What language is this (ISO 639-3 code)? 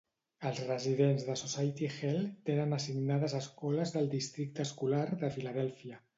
cat